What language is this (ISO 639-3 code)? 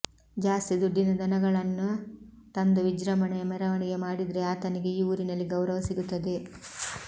kan